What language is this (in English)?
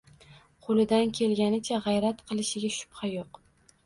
Uzbek